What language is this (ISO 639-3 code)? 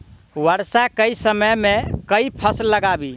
mai